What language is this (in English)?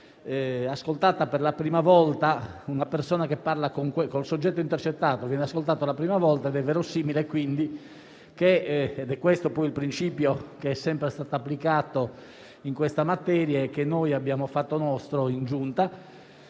Italian